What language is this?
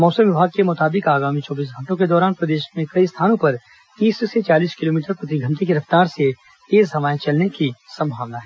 Hindi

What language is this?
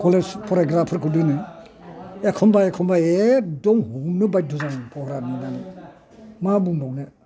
Bodo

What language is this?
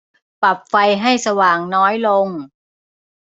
Thai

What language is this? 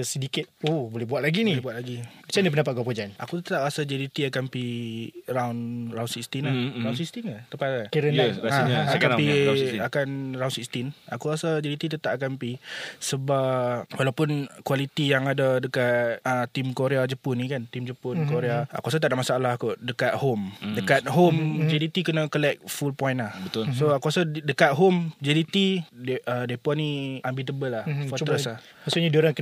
Malay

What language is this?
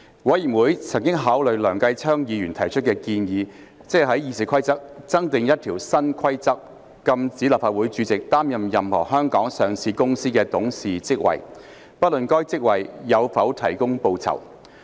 Cantonese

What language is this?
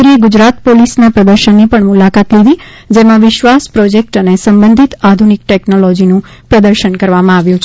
Gujarati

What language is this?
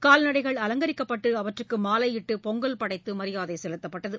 Tamil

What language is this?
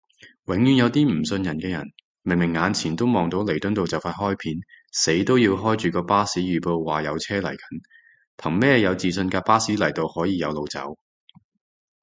Cantonese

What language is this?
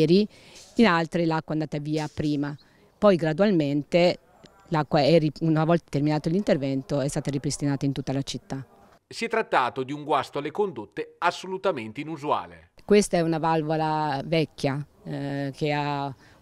Italian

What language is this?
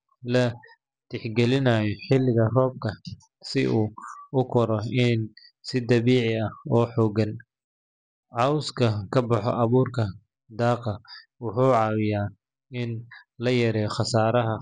Somali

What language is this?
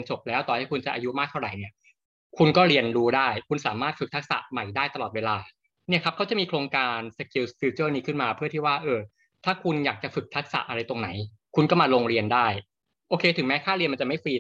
Thai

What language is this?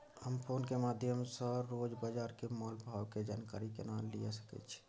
Maithili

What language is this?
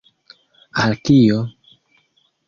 Esperanto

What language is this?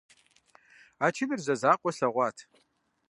Kabardian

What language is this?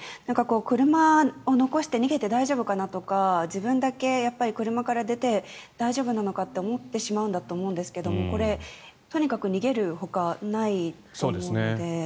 Japanese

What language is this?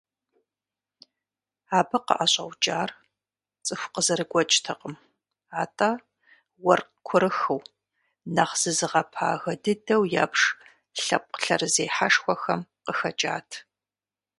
Kabardian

